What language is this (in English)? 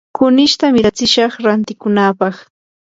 Yanahuanca Pasco Quechua